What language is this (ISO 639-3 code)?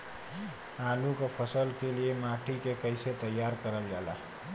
bho